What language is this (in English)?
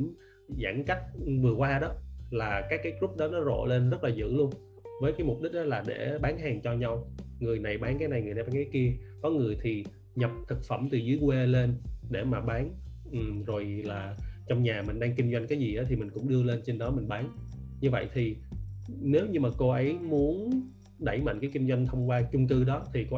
Vietnamese